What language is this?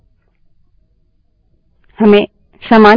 Hindi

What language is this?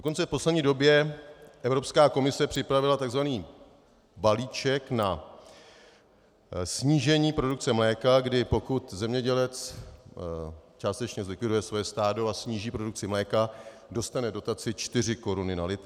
Czech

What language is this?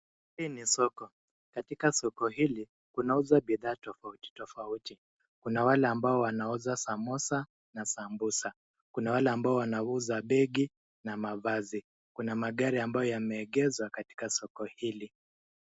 Swahili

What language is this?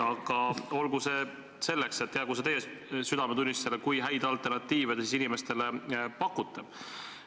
Estonian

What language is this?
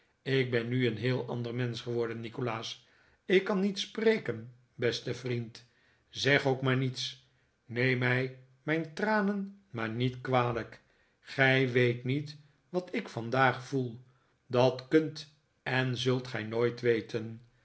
Dutch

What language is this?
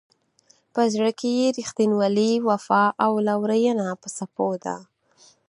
Pashto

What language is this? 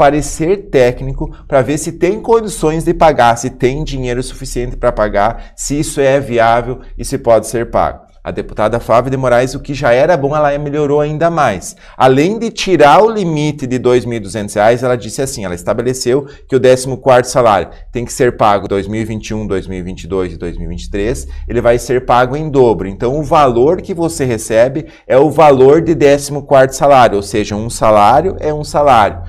Portuguese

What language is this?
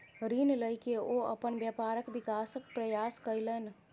Maithili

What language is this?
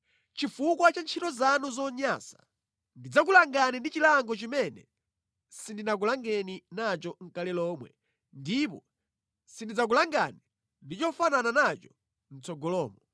Nyanja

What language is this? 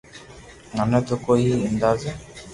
Loarki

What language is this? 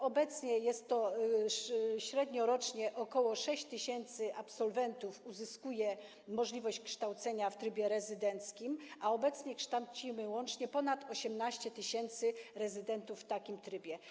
Polish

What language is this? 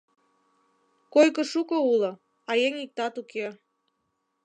Mari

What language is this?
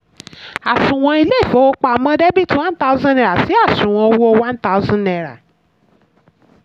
Yoruba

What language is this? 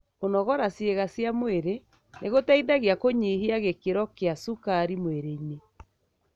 Kikuyu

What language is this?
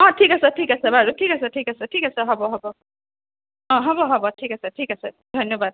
Assamese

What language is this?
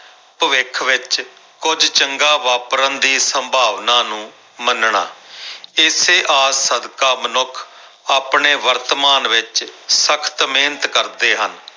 Punjabi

